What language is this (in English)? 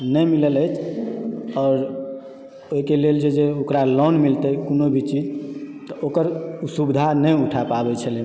Maithili